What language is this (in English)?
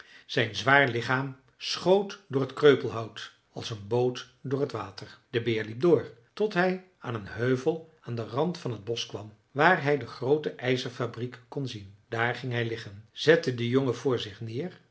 Dutch